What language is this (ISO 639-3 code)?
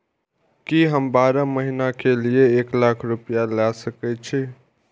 mai